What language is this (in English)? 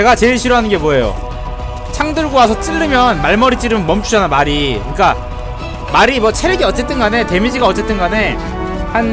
Korean